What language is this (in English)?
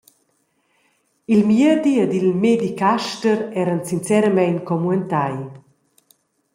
Romansh